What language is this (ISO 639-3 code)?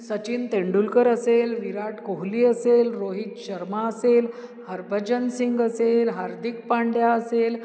mar